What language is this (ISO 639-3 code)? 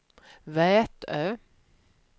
swe